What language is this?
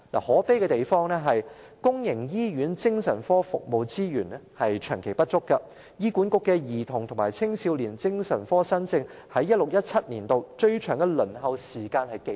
Cantonese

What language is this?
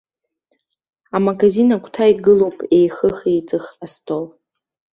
Abkhazian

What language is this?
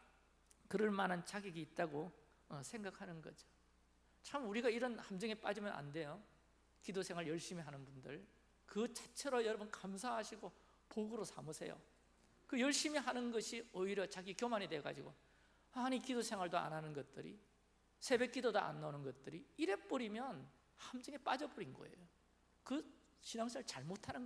Korean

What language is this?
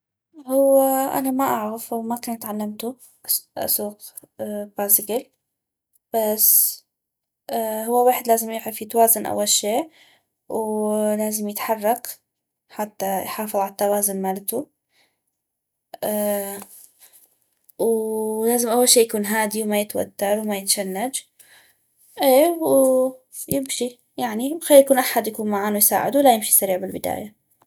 North Mesopotamian Arabic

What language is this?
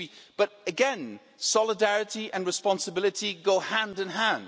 English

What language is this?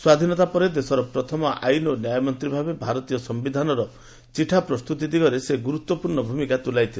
Odia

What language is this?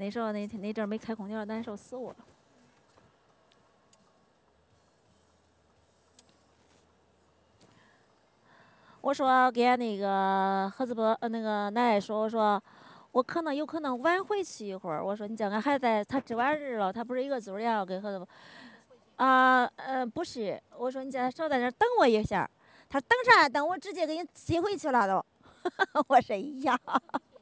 Chinese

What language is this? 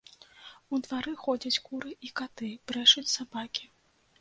Belarusian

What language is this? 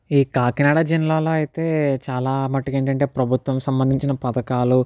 Telugu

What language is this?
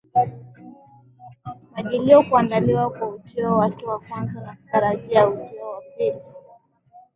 Swahili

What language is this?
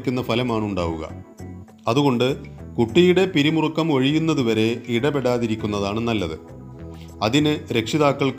Malayalam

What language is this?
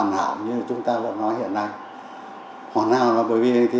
Vietnamese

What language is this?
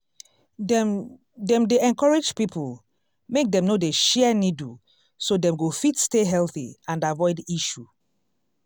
Nigerian Pidgin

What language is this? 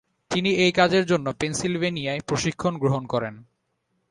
Bangla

